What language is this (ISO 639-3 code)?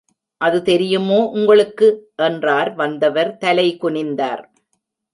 tam